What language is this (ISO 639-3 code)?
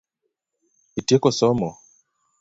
luo